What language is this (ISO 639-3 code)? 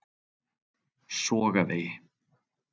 isl